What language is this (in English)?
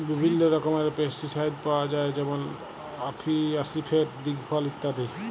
Bangla